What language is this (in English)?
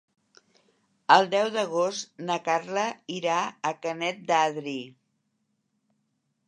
Catalan